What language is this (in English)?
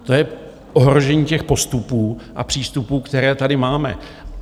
Czech